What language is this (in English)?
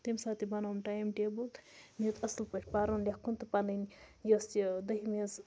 Kashmiri